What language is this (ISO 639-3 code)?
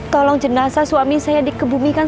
ind